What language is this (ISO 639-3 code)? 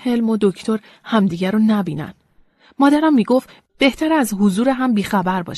fas